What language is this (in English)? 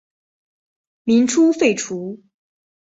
Chinese